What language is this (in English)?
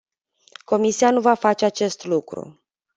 Romanian